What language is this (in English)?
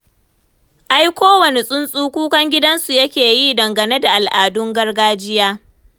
Hausa